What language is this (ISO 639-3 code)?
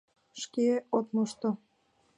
chm